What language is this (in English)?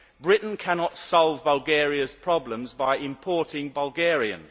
English